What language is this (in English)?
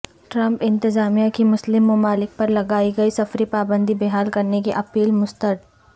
Urdu